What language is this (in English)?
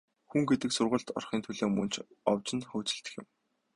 Mongolian